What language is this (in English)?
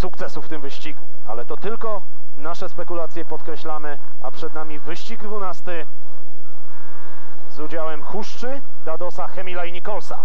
Polish